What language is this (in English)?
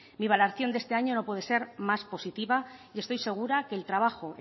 Spanish